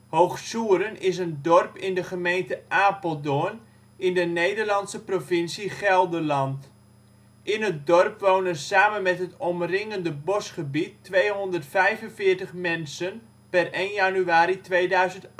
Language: Dutch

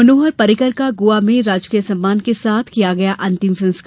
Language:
Hindi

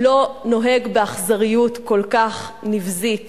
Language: Hebrew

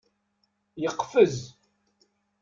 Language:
Kabyle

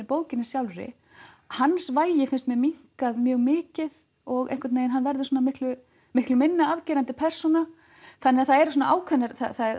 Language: Icelandic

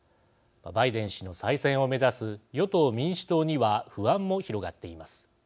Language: Japanese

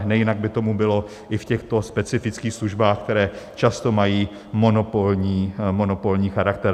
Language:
Czech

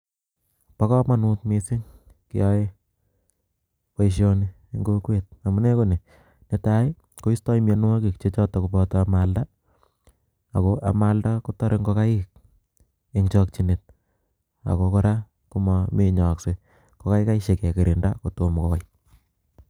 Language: Kalenjin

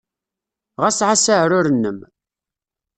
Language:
Kabyle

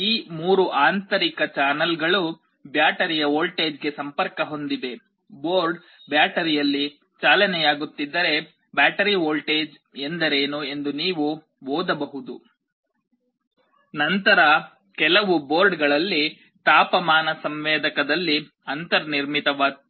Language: Kannada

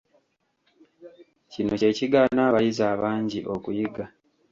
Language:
Ganda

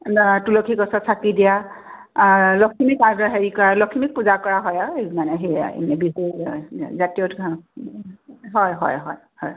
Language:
Assamese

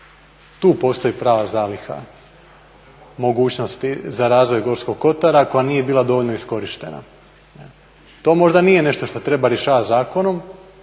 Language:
Croatian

